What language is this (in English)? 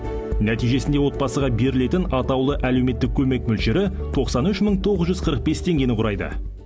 Kazakh